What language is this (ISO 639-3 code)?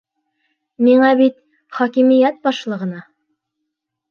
bak